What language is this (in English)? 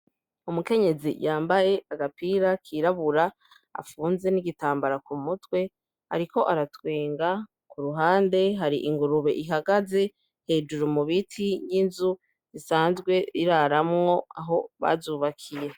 Rundi